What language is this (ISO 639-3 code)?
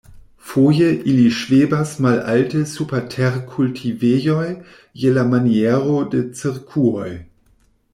epo